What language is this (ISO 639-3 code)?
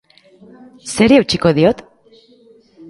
eus